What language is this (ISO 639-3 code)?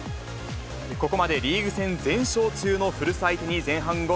jpn